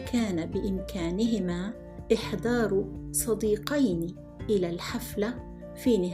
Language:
Arabic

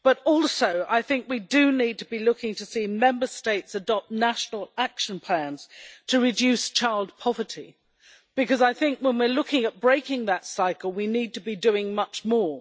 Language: English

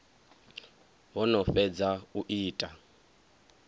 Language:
Venda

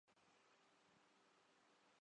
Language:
Urdu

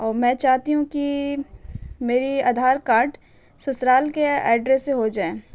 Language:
Urdu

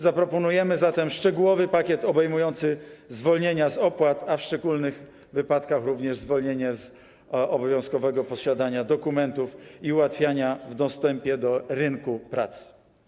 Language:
Polish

